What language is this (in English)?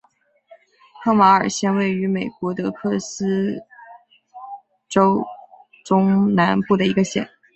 Chinese